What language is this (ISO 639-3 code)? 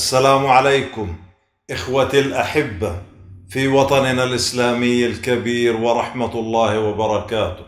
ara